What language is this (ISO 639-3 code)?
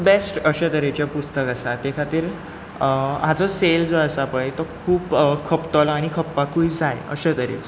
kok